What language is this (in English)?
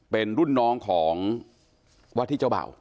Thai